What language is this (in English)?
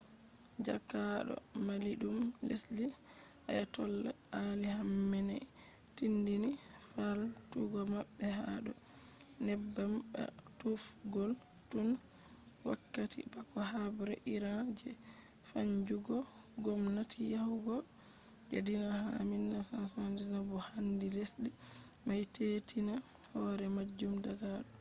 Fula